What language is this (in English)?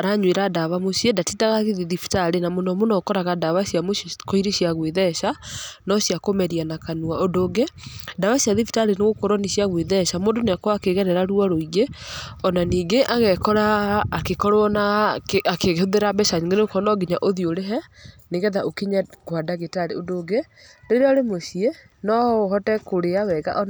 Kikuyu